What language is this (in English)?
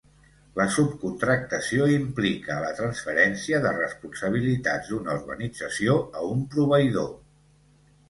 Catalan